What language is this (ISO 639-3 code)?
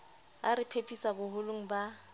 sot